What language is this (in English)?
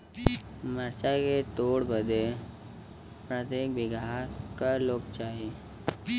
Bhojpuri